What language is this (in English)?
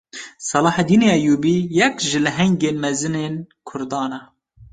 Kurdish